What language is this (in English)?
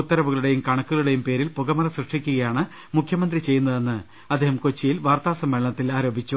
Malayalam